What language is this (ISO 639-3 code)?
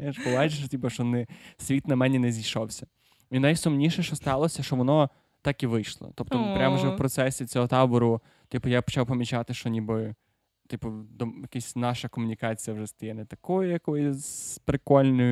ukr